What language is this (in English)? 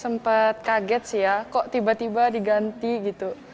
Indonesian